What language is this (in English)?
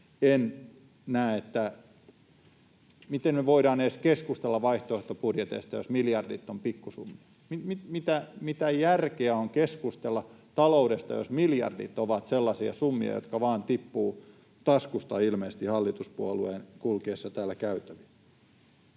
Finnish